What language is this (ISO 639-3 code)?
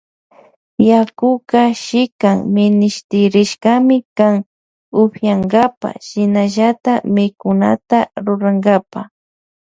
qvj